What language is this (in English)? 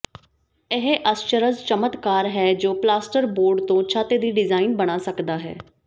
Punjabi